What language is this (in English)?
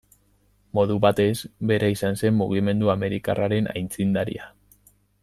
Basque